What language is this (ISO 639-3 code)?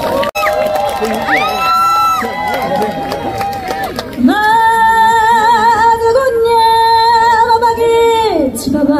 kor